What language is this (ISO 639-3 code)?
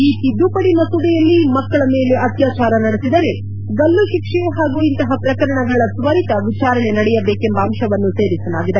kan